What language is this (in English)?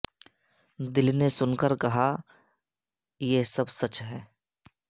Urdu